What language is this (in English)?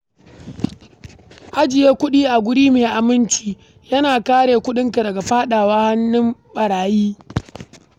Hausa